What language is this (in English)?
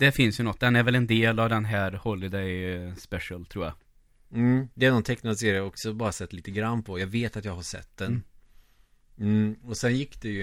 Swedish